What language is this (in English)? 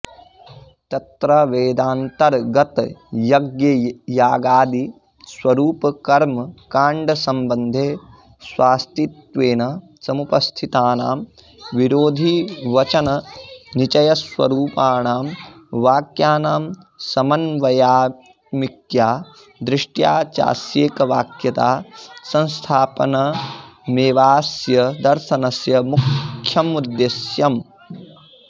Sanskrit